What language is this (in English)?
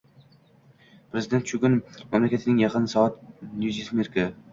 Uzbek